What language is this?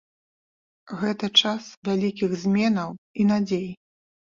Belarusian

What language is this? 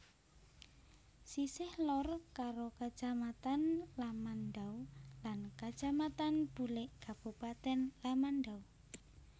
Javanese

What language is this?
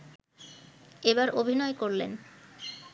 Bangla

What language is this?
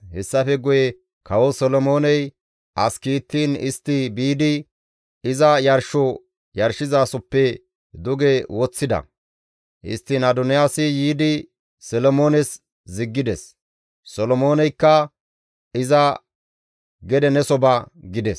Gamo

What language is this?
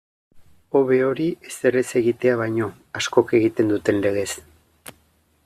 Basque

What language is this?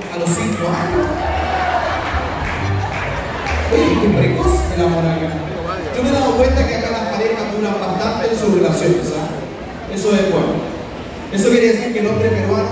Spanish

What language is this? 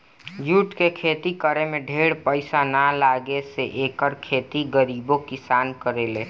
Bhojpuri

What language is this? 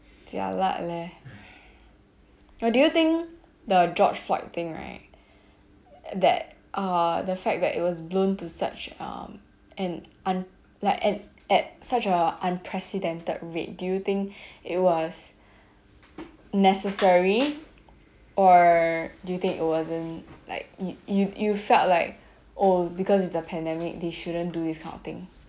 English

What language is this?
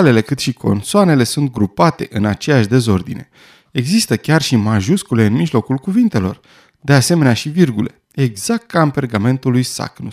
Romanian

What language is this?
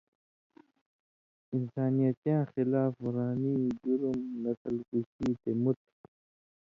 Indus Kohistani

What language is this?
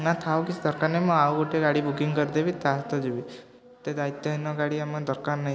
Odia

